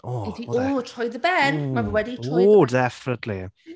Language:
Welsh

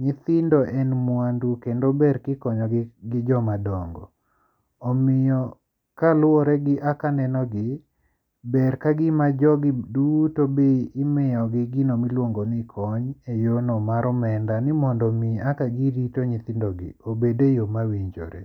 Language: Luo (Kenya and Tanzania)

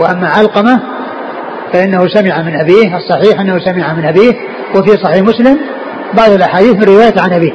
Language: Arabic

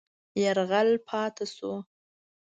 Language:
Pashto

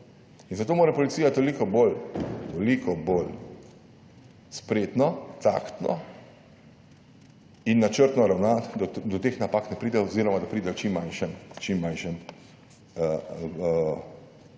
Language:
Slovenian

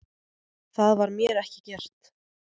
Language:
Icelandic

